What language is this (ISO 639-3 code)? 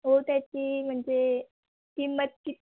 mar